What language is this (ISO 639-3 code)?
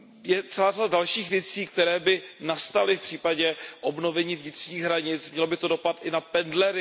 ces